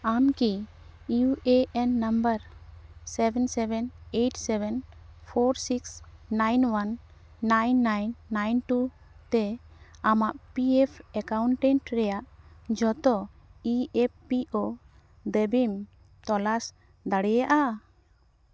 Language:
Santali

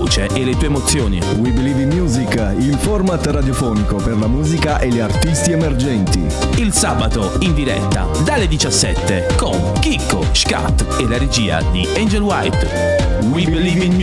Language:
Italian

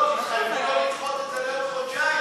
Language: Hebrew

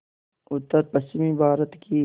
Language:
Hindi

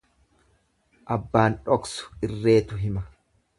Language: Oromo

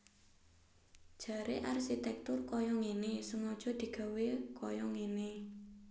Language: Javanese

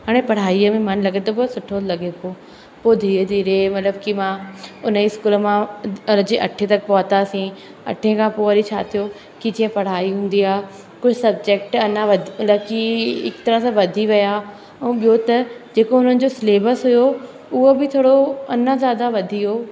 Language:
Sindhi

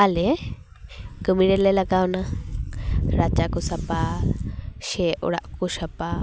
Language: Santali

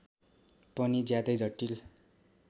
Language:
Nepali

